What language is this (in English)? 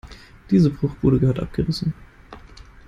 German